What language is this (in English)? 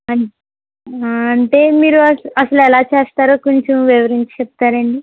Telugu